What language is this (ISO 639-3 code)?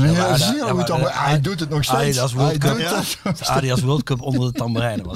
nld